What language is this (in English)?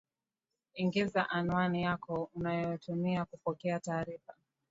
Swahili